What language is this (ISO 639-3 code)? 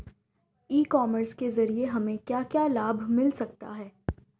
hin